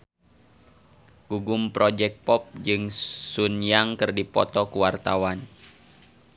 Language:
Sundanese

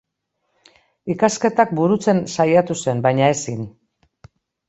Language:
Basque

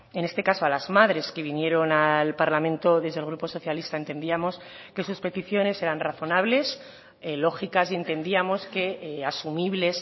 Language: Spanish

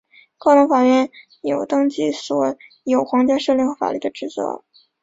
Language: Chinese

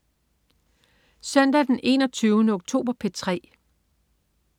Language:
Danish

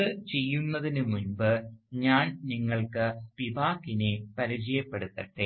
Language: Malayalam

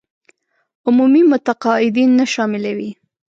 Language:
Pashto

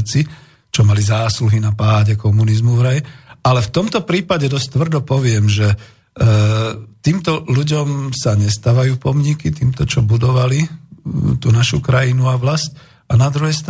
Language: Slovak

